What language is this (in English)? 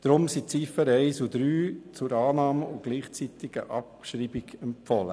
Swiss German